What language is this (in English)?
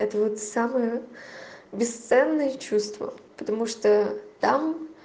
Russian